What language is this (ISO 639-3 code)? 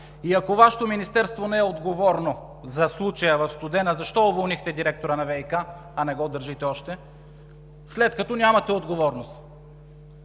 bul